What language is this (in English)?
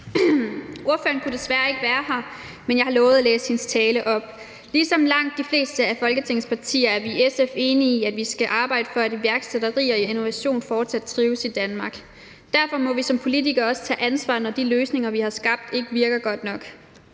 Danish